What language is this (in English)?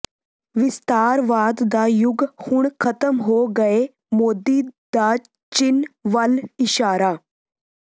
Punjabi